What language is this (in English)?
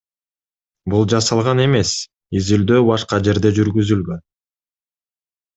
Kyrgyz